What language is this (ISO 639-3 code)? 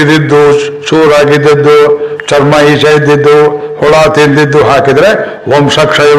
kan